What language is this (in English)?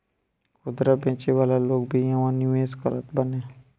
Bhojpuri